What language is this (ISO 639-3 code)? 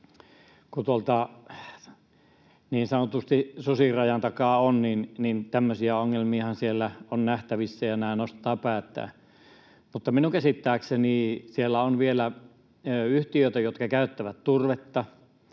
fin